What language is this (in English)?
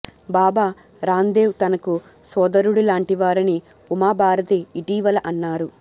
Telugu